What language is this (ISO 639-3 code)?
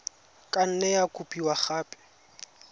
tsn